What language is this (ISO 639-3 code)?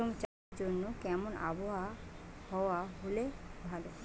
ben